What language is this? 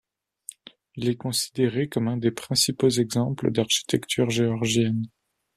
French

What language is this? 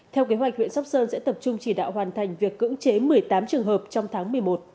Vietnamese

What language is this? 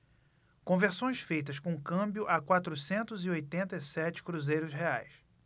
Portuguese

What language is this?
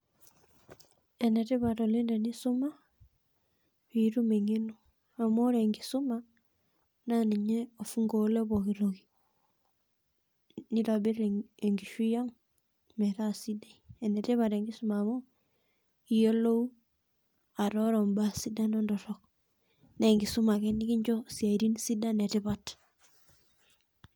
Masai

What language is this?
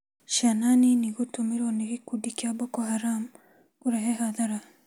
Kikuyu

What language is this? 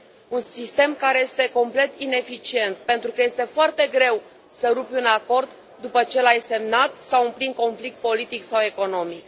Romanian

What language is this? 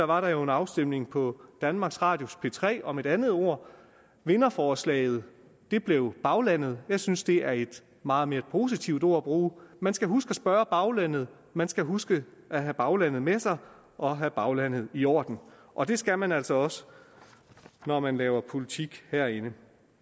Danish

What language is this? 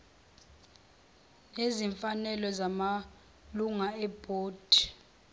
Zulu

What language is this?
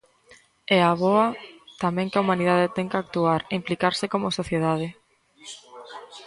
Galician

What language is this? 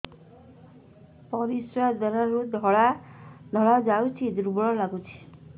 Odia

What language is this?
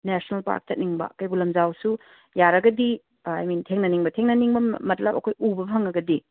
Manipuri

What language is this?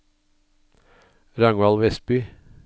Norwegian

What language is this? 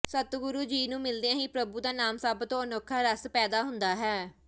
Punjabi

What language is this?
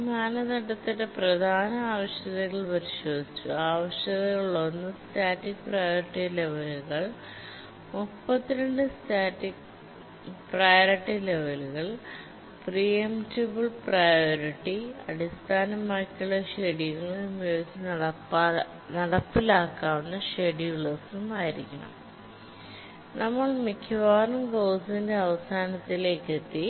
Malayalam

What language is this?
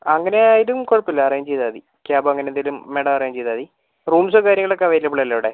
Malayalam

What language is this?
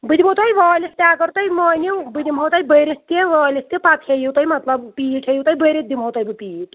Kashmiri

